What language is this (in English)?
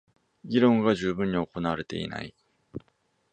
Japanese